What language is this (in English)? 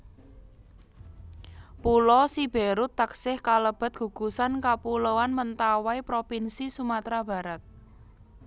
Javanese